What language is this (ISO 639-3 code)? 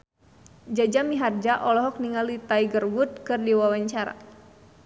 sun